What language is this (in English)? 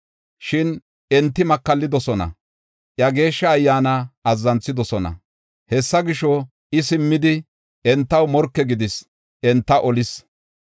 Gofa